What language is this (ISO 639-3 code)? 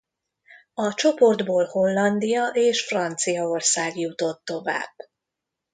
hun